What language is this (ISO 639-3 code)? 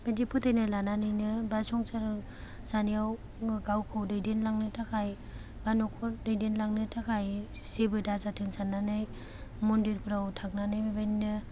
brx